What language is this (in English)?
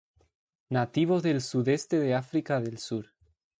Spanish